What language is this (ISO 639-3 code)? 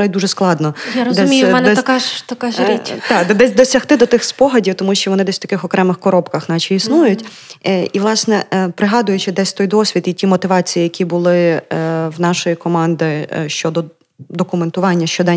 ukr